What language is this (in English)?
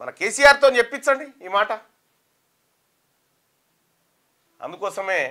Telugu